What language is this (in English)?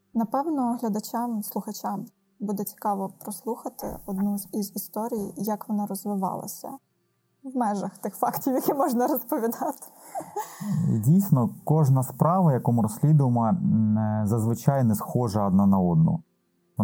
Ukrainian